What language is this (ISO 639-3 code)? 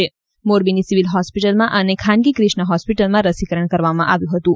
guj